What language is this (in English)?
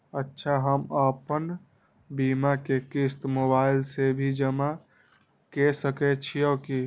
Maithili